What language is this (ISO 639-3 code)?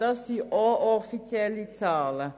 gsw